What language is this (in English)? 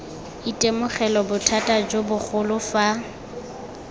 Tswana